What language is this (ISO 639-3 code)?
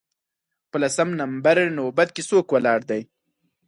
pus